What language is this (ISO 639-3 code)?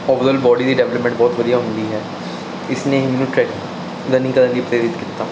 pan